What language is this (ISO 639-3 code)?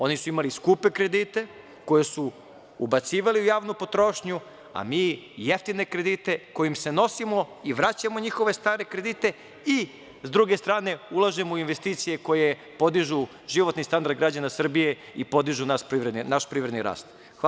srp